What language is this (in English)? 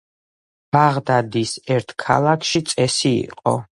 Georgian